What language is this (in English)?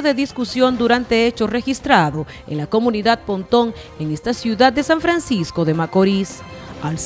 Spanish